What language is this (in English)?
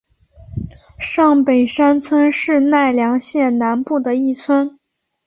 Chinese